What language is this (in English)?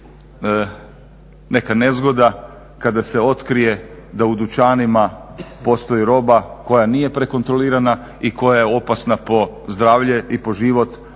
Croatian